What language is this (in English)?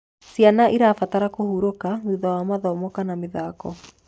Kikuyu